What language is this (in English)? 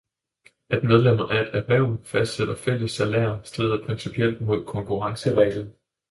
Danish